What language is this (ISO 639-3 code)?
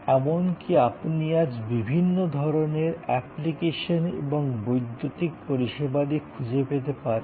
ben